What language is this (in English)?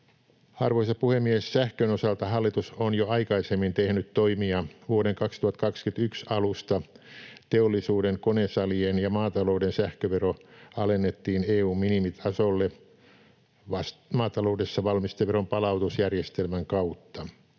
Finnish